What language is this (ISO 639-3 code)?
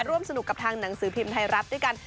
tha